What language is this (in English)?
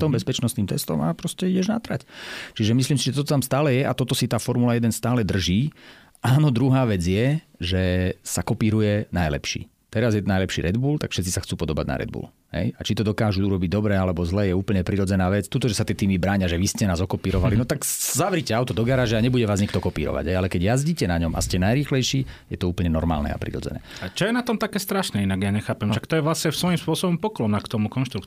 Slovak